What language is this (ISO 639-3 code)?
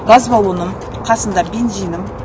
kaz